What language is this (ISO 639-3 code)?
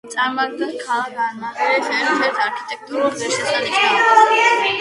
kat